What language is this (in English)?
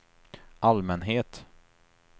Swedish